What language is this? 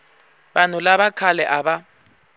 Tsonga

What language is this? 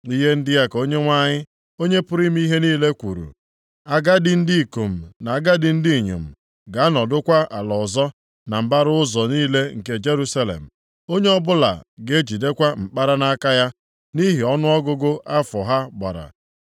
Igbo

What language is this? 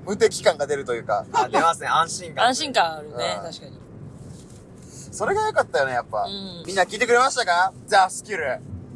Japanese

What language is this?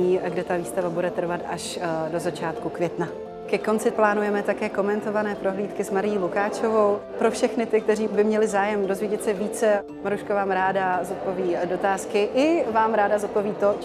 Czech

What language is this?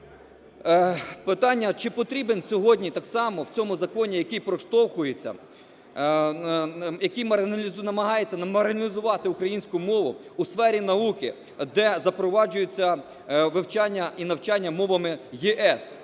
Ukrainian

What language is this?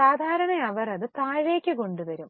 Malayalam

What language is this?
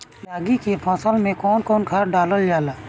Bhojpuri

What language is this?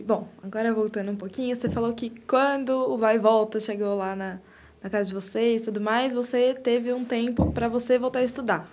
Portuguese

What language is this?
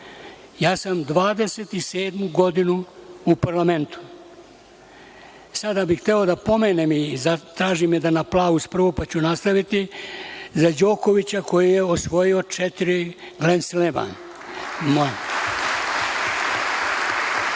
Serbian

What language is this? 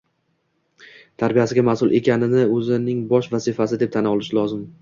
Uzbek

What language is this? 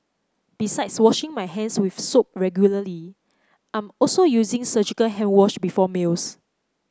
English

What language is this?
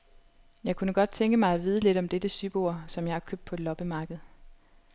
Danish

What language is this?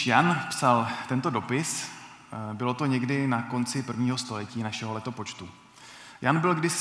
Czech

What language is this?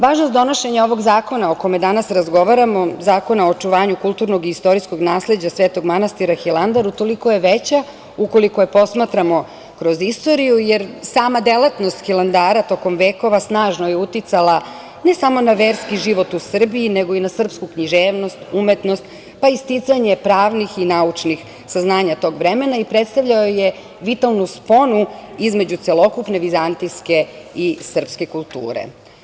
Serbian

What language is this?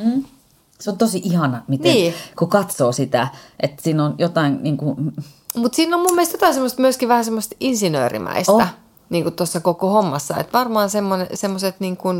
Finnish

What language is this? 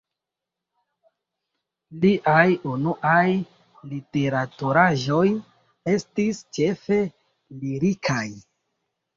Esperanto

